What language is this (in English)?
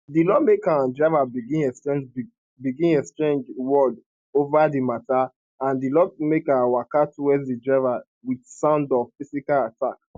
Nigerian Pidgin